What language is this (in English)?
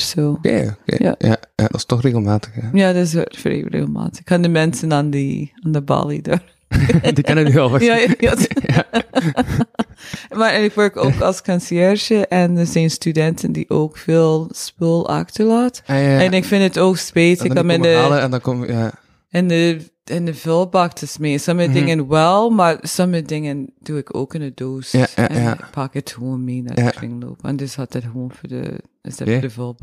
Dutch